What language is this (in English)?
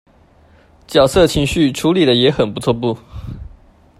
Chinese